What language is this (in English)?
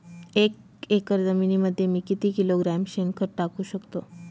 Marathi